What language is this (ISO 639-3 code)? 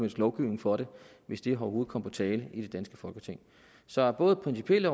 dan